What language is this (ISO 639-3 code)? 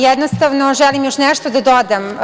srp